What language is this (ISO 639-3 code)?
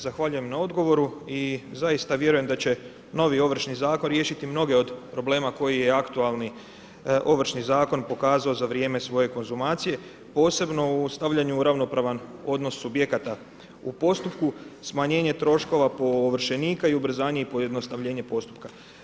hrv